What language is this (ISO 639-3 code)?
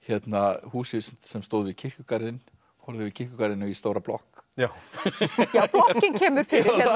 isl